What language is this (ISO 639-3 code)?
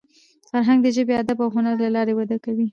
pus